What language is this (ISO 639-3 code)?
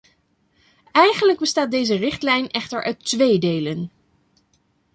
nld